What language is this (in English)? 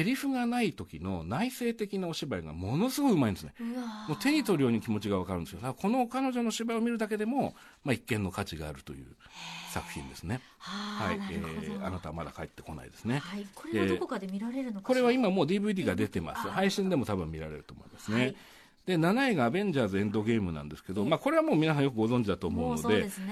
Japanese